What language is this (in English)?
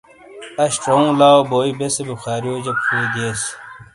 Shina